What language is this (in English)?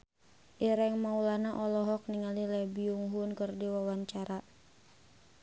Sundanese